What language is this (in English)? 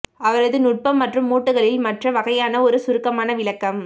Tamil